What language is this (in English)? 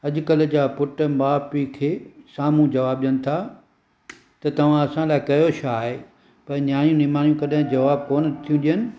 Sindhi